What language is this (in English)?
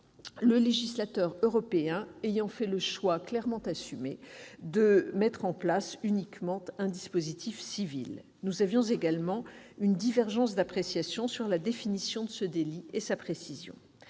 French